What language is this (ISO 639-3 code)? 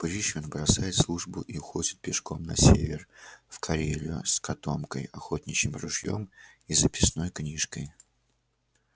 rus